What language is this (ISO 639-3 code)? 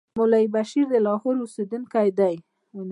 pus